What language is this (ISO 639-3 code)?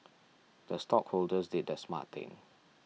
eng